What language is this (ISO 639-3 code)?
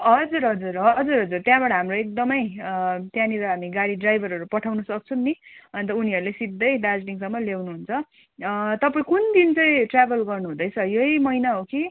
nep